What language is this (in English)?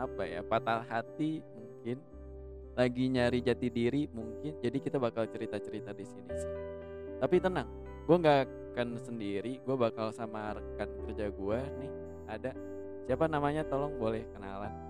Indonesian